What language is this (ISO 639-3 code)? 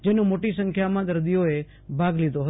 guj